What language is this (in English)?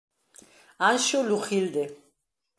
Galician